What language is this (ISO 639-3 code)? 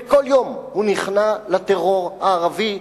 heb